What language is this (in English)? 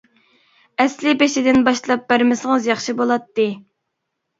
Uyghur